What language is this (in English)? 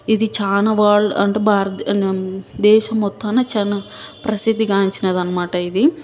Telugu